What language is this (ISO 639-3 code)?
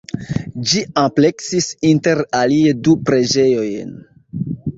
epo